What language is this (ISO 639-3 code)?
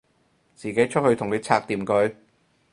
yue